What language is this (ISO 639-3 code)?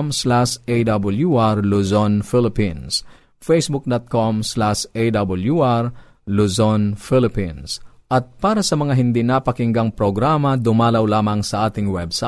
fil